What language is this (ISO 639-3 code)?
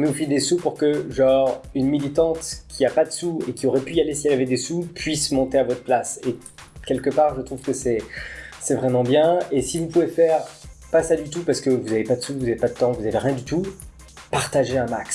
fra